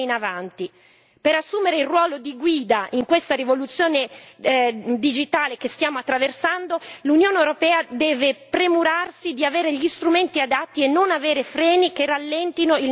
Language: Italian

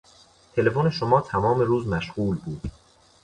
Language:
Persian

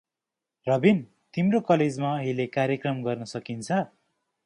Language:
Nepali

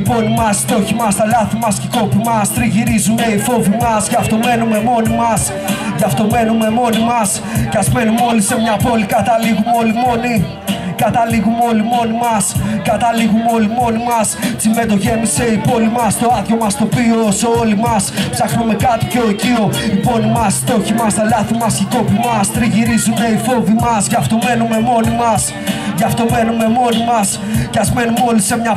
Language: Greek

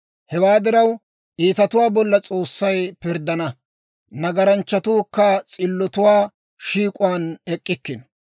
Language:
Dawro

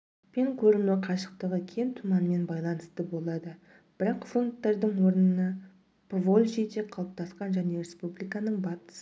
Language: Kazakh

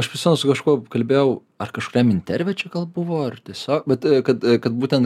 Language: Lithuanian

